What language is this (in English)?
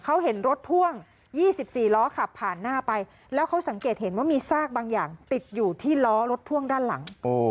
Thai